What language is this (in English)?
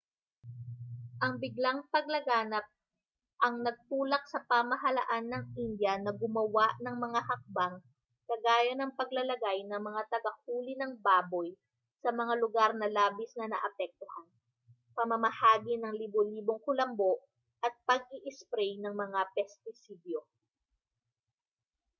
Filipino